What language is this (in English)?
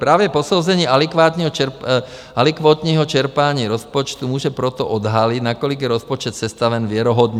Czech